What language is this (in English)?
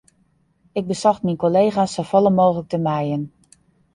Western Frisian